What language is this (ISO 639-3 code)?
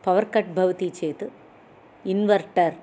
san